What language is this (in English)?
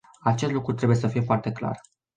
Romanian